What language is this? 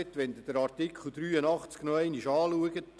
Swiss German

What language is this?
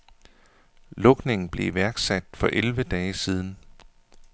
Danish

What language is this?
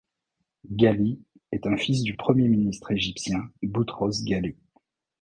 French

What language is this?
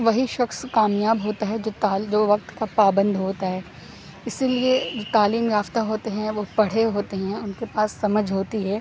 Urdu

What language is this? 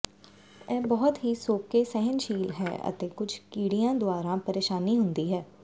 Punjabi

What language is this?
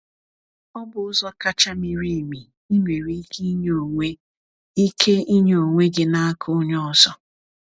Igbo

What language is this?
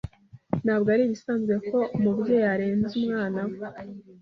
Kinyarwanda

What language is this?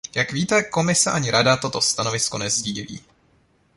Czech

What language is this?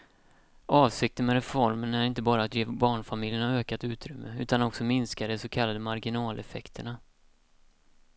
Swedish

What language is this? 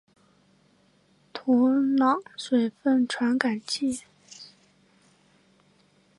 Chinese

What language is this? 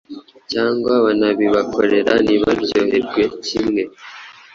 Kinyarwanda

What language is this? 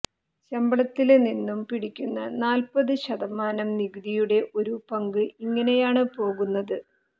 Malayalam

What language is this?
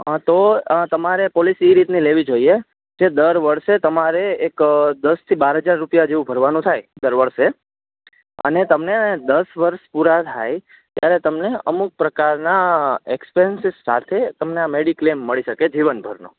Gujarati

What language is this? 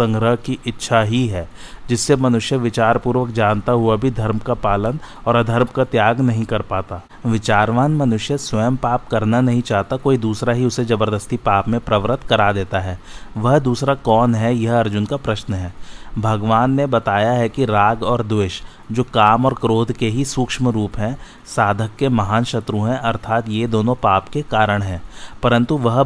Hindi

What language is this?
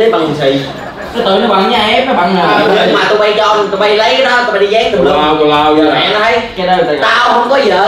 Vietnamese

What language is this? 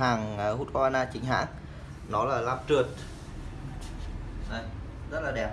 Vietnamese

